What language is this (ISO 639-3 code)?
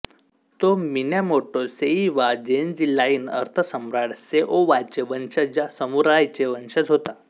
mar